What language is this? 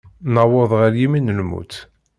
Kabyle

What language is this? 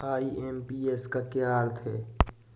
Hindi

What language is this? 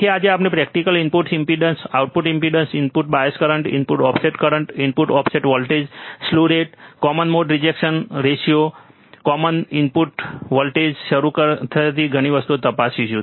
Gujarati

